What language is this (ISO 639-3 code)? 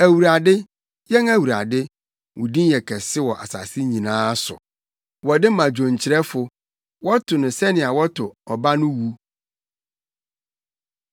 aka